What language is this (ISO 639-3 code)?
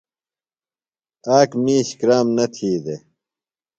phl